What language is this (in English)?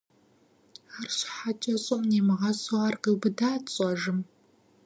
Kabardian